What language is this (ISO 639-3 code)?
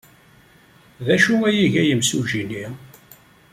kab